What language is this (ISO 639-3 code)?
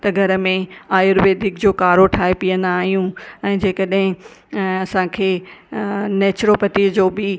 snd